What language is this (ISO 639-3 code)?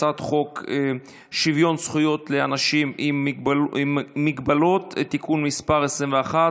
heb